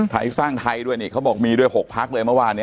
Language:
Thai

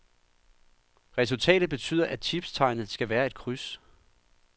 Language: Danish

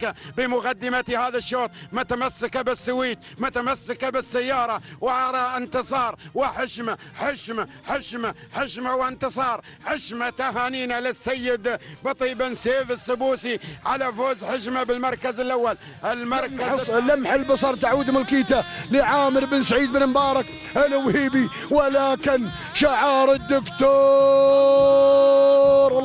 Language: Arabic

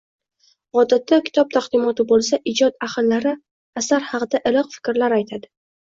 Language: Uzbek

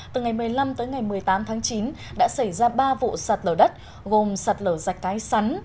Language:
Vietnamese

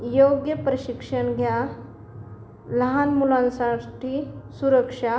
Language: Marathi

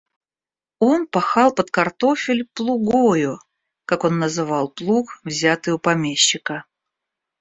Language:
Russian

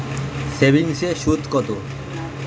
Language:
Bangla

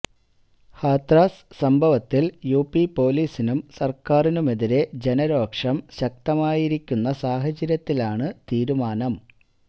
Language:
Malayalam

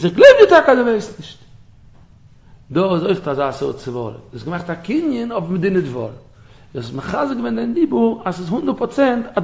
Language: Dutch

